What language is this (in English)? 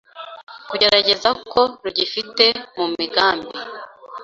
Kinyarwanda